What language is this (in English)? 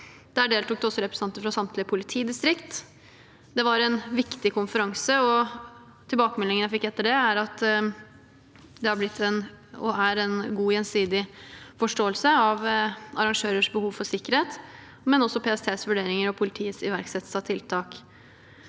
Norwegian